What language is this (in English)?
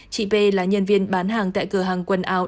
Vietnamese